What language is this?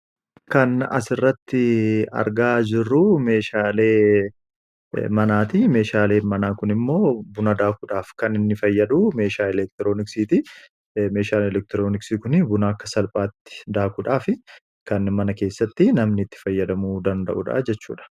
Oromo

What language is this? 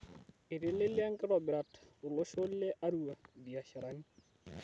Masai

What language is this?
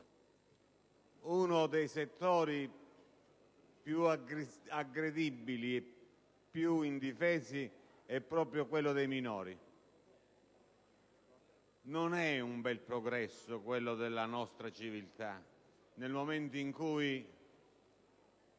Italian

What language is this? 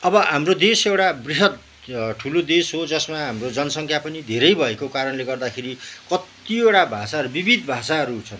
Nepali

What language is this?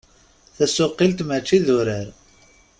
Kabyle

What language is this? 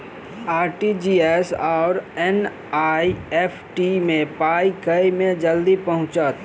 Maithili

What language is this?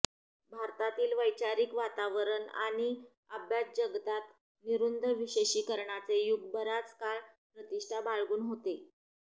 Marathi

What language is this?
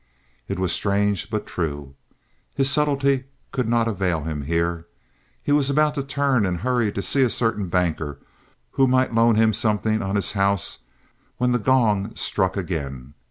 English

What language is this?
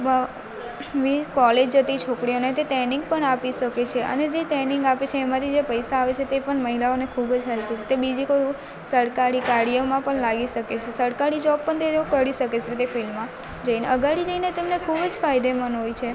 Gujarati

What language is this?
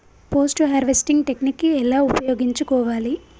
Telugu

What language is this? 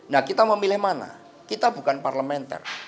Indonesian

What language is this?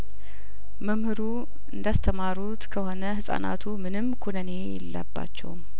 Amharic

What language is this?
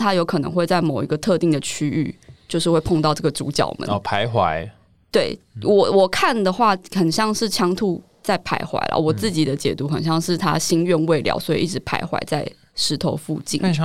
Chinese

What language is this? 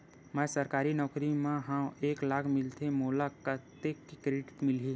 Chhattisgarhi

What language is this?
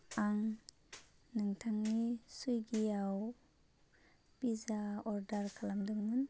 Bodo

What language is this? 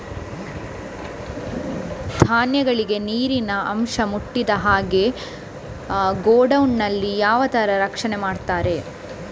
Kannada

